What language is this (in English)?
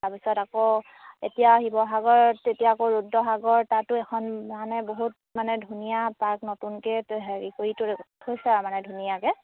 Assamese